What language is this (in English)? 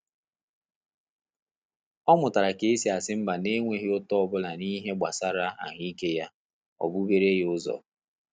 Igbo